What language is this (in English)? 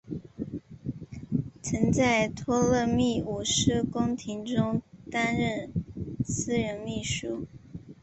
Chinese